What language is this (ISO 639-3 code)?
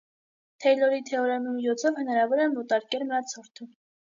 hye